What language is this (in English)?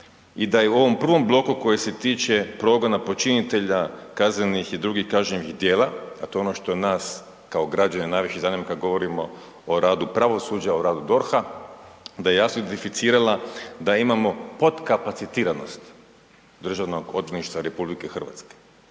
Croatian